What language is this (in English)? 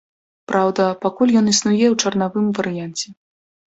Belarusian